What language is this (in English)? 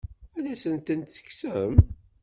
Kabyle